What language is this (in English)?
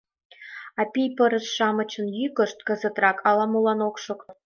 Mari